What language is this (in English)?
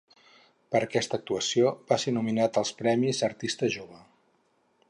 Catalan